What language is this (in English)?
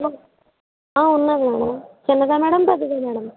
Telugu